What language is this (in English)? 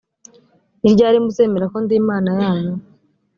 Kinyarwanda